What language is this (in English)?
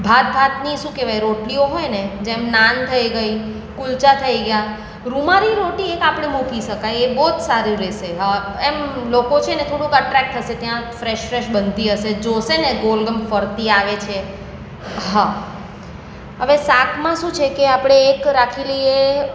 Gujarati